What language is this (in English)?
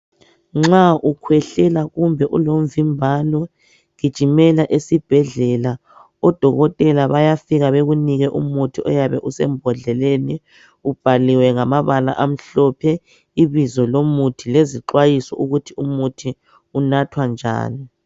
North Ndebele